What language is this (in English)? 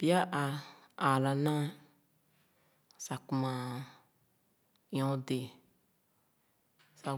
Khana